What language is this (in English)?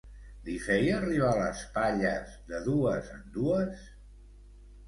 Catalan